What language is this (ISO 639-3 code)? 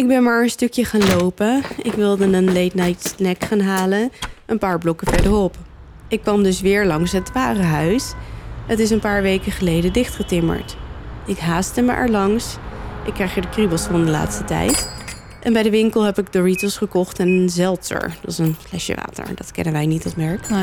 nld